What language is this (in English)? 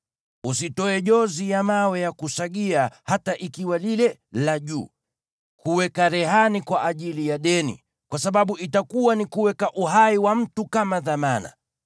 Swahili